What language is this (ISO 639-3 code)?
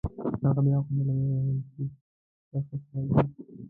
pus